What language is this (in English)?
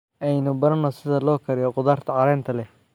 Somali